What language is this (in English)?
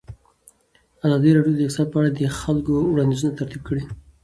Pashto